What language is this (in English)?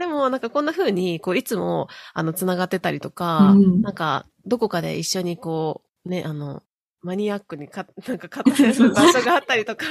Japanese